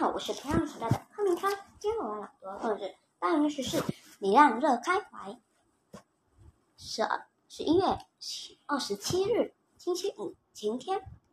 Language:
Chinese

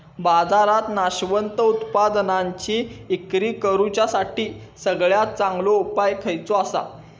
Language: Marathi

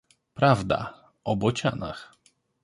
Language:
Polish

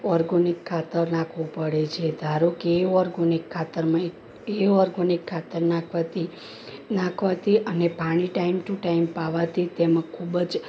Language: Gujarati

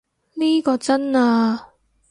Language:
Cantonese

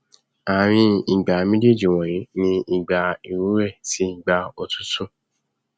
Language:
Yoruba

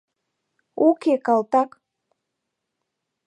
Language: Mari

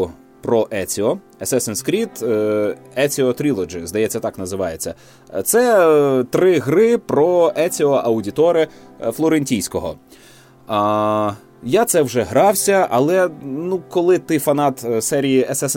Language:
Ukrainian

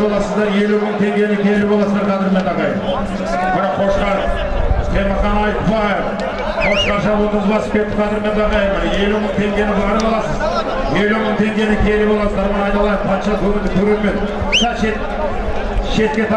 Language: Turkish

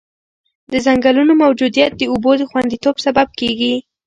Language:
Pashto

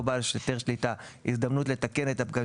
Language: Hebrew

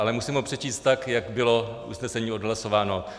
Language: Czech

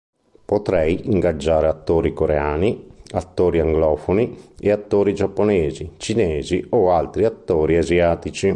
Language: Italian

